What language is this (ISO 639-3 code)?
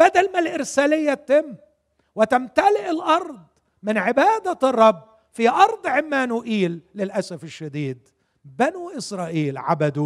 ara